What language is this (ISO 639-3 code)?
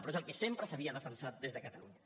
cat